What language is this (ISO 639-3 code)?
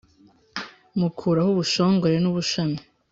kin